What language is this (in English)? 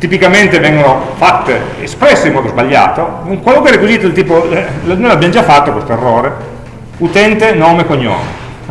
Italian